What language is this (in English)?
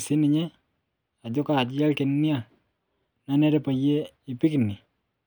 Masai